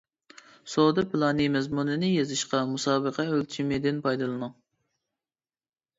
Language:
Uyghur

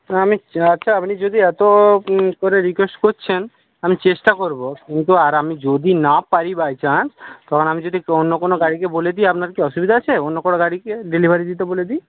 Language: Bangla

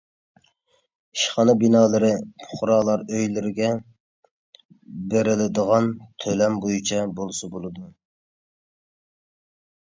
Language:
Uyghur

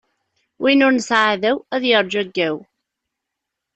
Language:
Kabyle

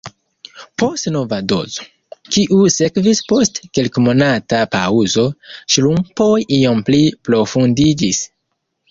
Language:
Esperanto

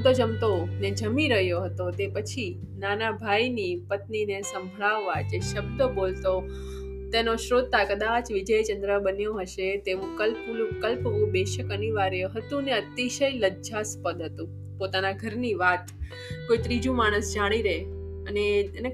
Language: Gujarati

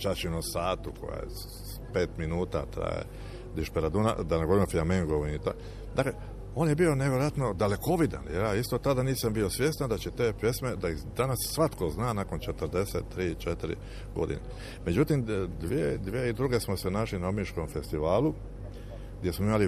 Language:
Croatian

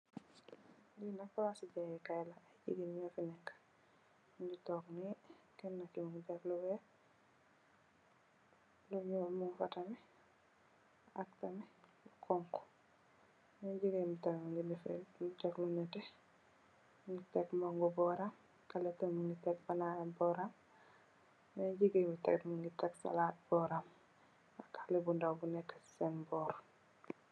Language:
Wolof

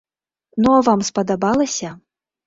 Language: Belarusian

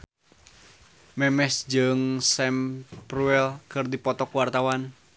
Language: Sundanese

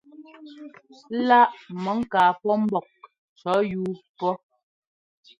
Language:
Ngomba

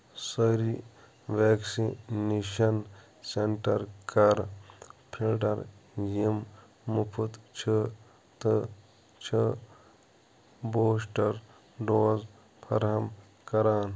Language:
Kashmiri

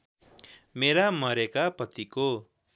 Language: Nepali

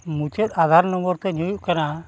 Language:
Santali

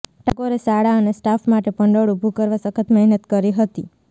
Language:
Gujarati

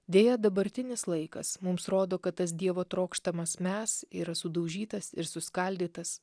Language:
Lithuanian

